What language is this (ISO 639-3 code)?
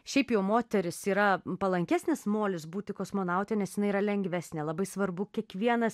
lit